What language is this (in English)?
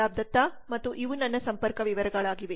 Kannada